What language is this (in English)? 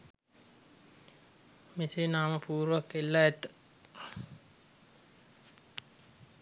Sinhala